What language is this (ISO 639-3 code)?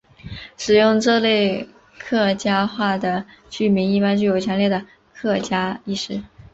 zho